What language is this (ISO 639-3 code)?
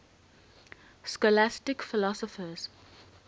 eng